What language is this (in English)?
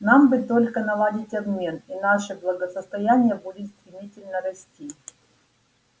Russian